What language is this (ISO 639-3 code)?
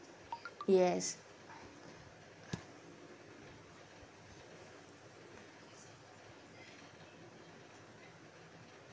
eng